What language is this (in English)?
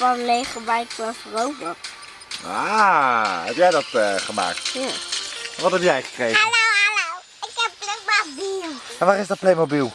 Dutch